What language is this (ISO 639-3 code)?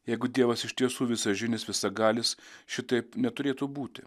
lit